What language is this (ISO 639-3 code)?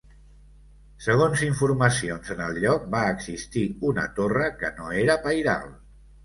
cat